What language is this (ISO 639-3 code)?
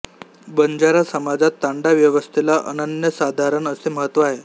mar